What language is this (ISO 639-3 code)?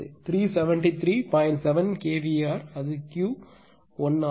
tam